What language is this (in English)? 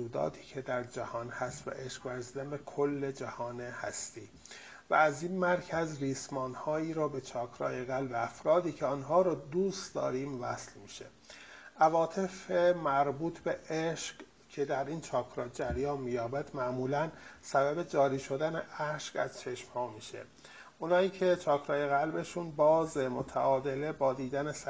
Persian